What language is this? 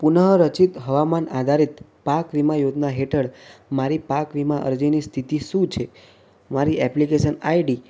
Gujarati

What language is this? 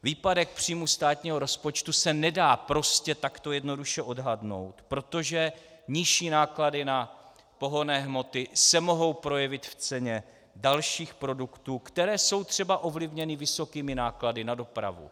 Czech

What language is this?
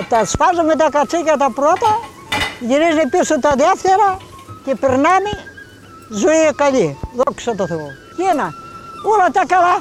Greek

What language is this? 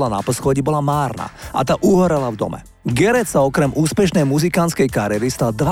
Slovak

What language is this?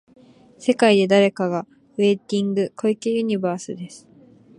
Japanese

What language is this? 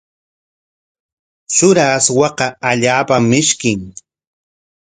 Corongo Ancash Quechua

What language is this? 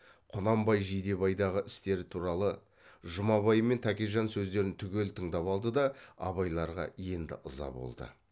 Kazakh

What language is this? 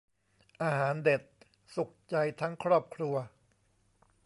Thai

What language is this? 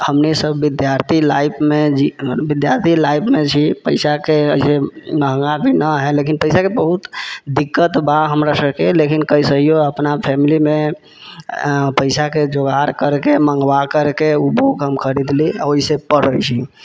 Maithili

